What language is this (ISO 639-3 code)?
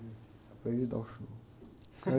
por